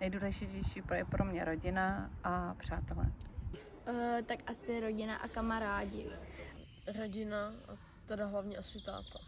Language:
Czech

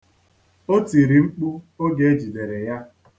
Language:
Igbo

